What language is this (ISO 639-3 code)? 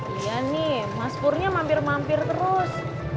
ind